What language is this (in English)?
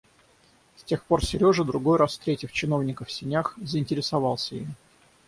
Russian